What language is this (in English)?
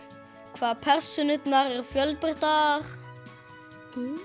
Icelandic